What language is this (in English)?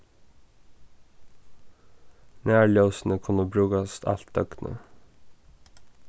Faroese